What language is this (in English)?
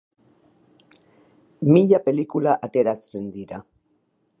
Basque